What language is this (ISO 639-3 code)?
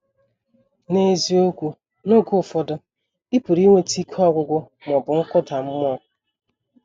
ibo